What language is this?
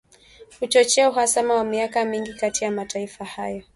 Swahili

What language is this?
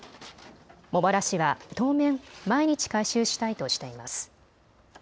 Japanese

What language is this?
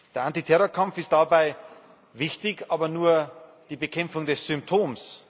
German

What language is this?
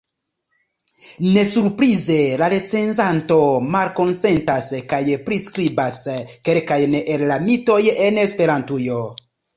Esperanto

